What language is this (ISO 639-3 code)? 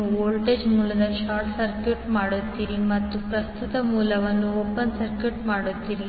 kan